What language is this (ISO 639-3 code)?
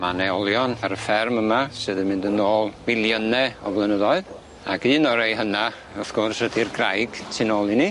cym